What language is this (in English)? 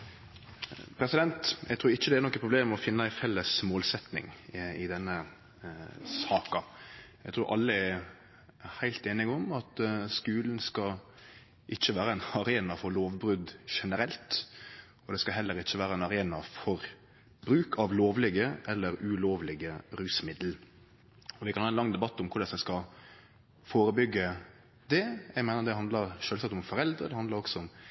Norwegian